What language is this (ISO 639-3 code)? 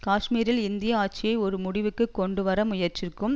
tam